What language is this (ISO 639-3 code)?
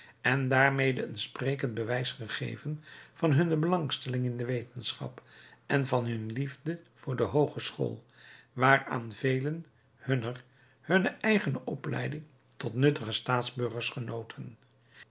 nld